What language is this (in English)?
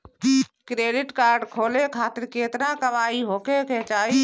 Bhojpuri